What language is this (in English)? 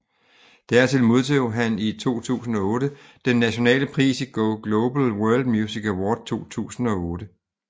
Danish